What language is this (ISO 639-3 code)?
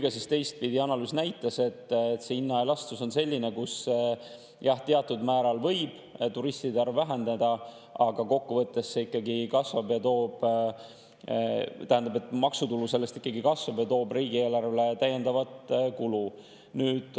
est